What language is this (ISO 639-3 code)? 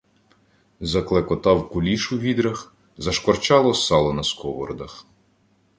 ukr